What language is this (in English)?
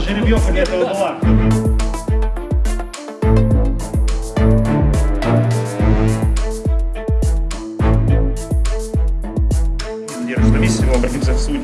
Russian